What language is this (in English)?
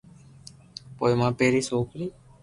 Loarki